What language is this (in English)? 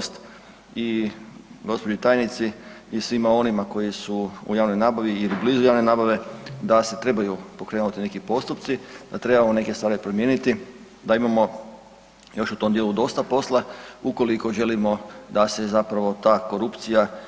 Croatian